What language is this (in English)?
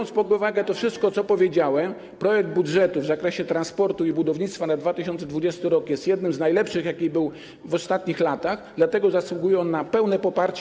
Polish